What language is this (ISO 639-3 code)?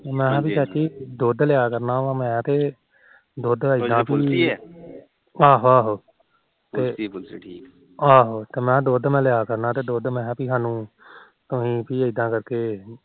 pan